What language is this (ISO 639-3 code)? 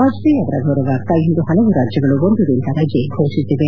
kan